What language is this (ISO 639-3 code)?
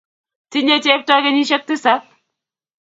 kln